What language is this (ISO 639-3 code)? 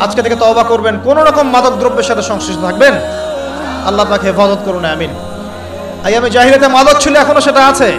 ara